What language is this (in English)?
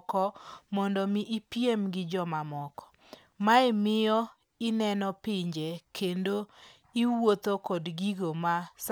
Luo (Kenya and Tanzania)